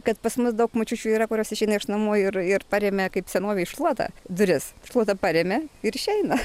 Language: Lithuanian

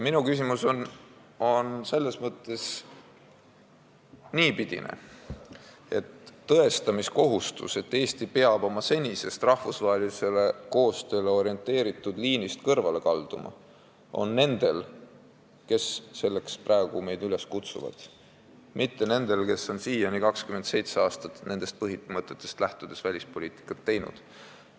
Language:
Estonian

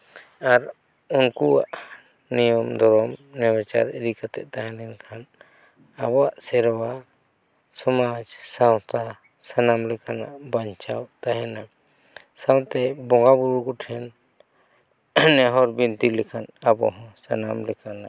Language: Santali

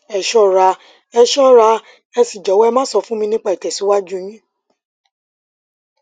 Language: Yoruba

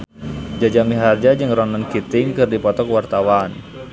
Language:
Sundanese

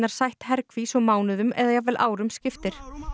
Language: Icelandic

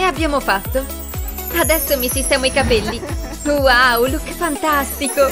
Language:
Italian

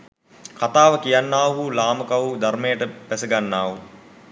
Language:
Sinhala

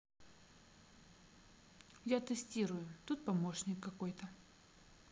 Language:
Russian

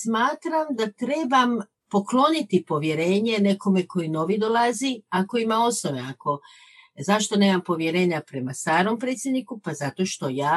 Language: Croatian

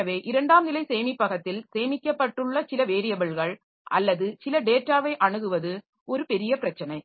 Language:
Tamil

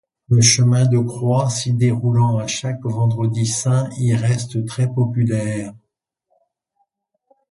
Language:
French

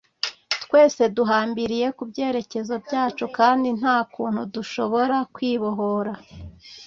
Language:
Kinyarwanda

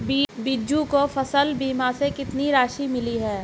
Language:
Hindi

